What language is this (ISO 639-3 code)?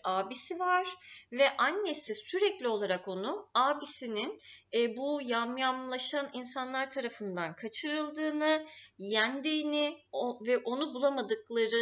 tur